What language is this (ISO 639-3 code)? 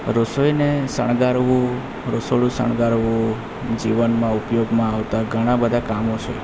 guj